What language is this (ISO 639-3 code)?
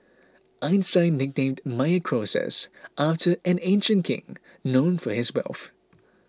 eng